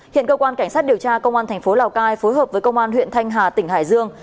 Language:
Vietnamese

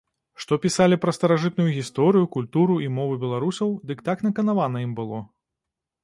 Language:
Belarusian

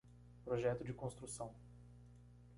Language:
Portuguese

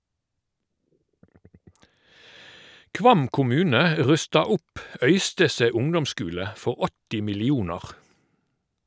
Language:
Norwegian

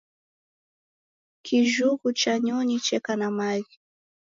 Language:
Taita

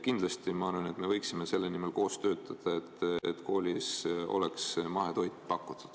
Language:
Estonian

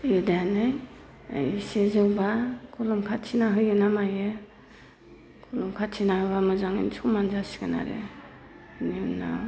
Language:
Bodo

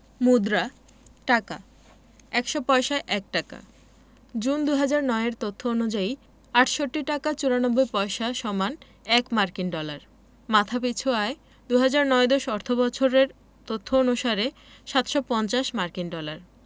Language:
Bangla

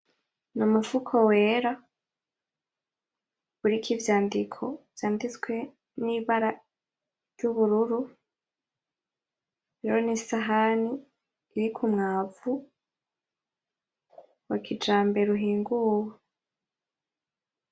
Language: Rundi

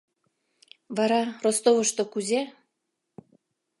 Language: Mari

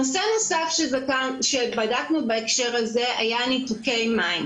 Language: Hebrew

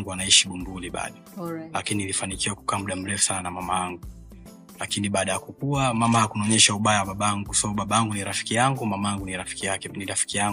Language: Swahili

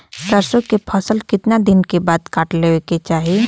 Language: Bhojpuri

